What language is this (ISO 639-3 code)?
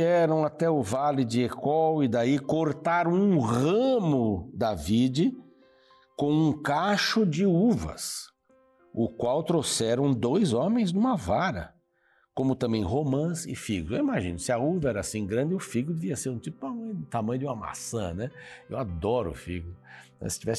por